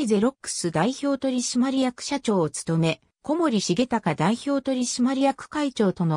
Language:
Japanese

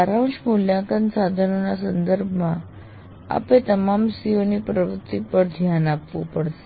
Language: Gujarati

